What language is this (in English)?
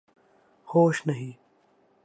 Urdu